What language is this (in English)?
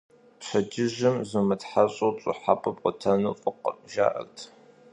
Kabardian